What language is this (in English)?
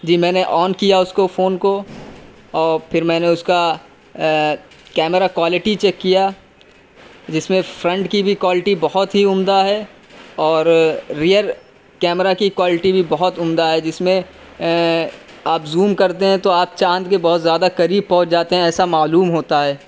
Urdu